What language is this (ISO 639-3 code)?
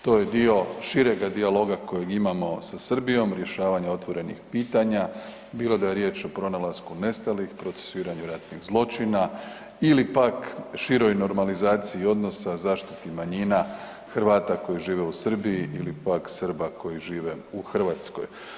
hrv